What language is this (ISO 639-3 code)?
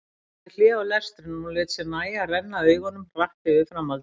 isl